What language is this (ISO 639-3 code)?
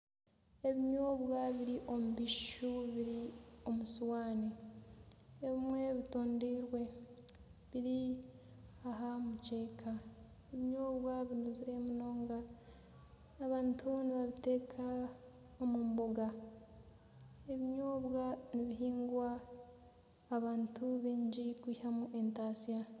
nyn